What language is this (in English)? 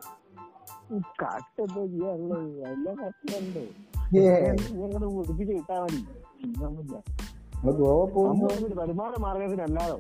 Malayalam